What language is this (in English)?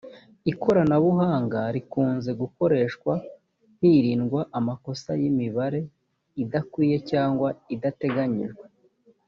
Kinyarwanda